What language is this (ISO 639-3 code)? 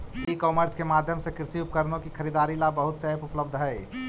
mag